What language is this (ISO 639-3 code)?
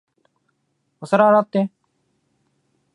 jpn